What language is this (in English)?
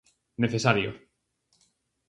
Galician